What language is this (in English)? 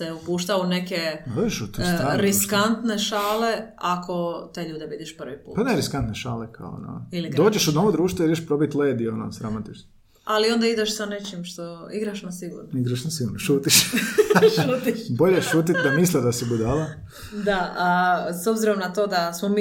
Croatian